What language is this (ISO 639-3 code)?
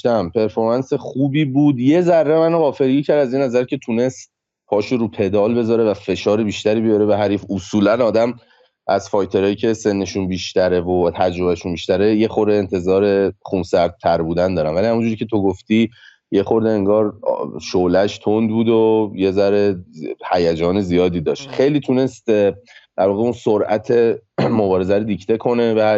fas